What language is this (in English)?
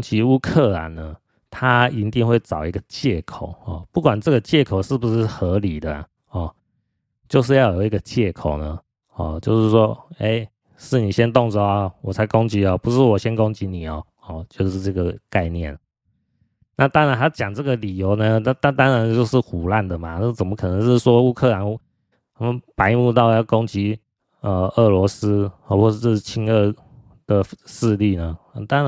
Chinese